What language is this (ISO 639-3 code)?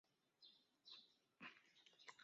zho